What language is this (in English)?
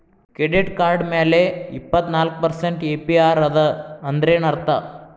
Kannada